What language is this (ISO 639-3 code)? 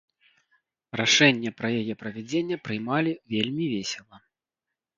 bel